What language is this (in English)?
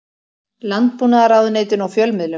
Icelandic